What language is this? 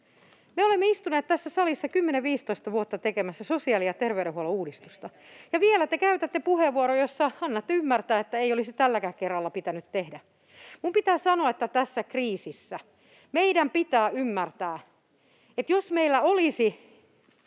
Finnish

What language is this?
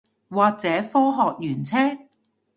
Cantonese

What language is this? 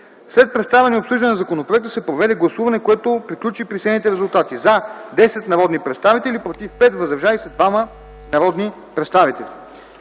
Bulgarian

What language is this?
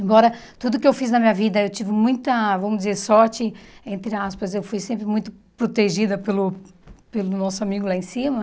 Portuguese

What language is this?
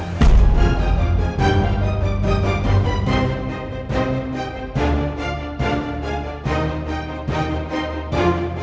Indonesian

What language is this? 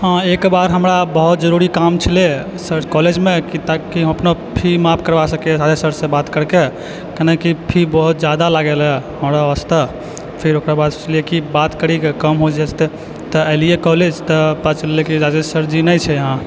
Maithili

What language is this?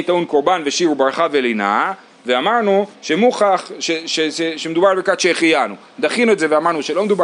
Hebrew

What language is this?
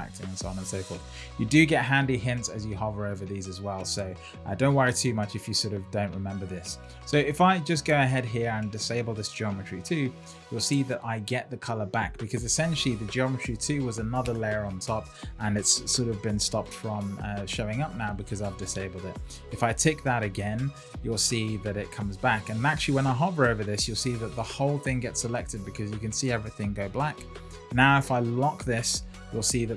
English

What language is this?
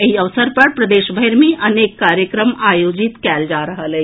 Maithili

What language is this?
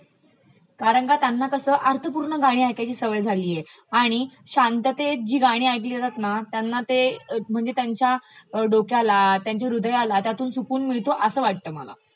Marathi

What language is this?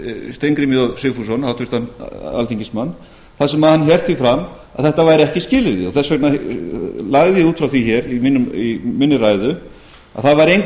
Icelandic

